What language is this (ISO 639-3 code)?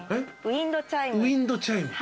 jpn